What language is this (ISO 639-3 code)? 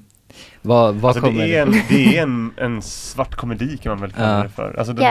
swe